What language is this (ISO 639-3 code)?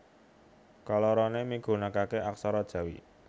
jav